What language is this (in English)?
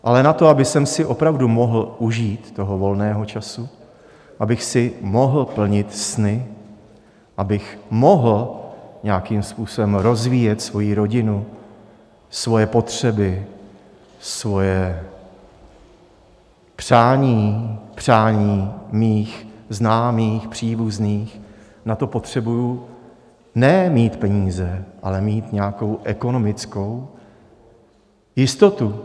Czech